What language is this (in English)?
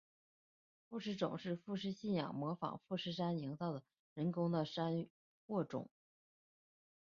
Chinese